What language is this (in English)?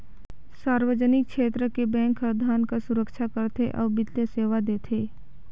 Chhattisgarhi